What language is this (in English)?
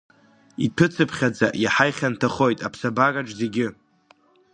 Abkhazian